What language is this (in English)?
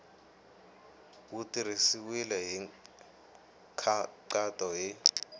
Tsonga